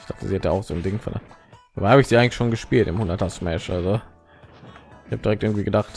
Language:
German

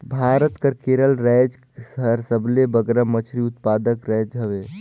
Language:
Chhattisgarhi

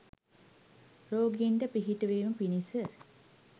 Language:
Sinhala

